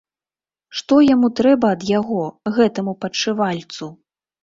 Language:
Belarusian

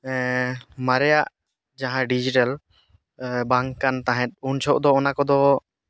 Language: Santali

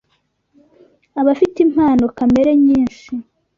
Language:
Kinyarwanda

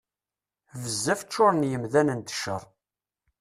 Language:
Kabyle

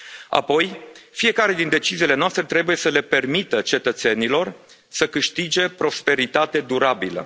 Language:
Romanian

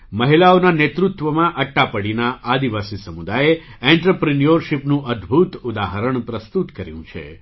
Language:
Gujarati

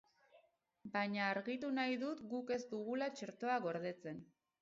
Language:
Basque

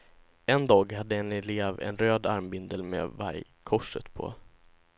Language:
Swedish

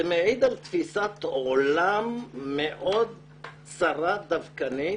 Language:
Hebrew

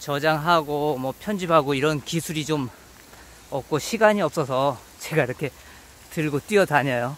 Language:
Korean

